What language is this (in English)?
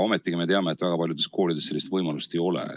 Estonian